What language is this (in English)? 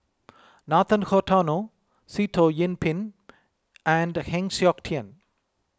English